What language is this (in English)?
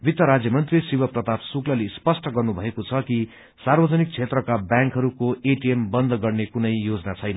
Nepali